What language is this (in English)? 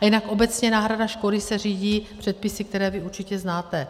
Czech